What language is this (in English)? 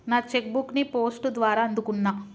Telugu